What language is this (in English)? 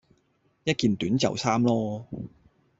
Cantonese